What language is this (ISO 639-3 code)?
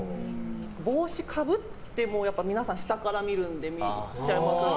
jpn